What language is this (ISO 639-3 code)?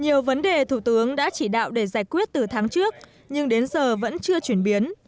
vie